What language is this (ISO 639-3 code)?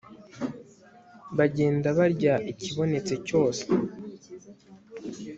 kin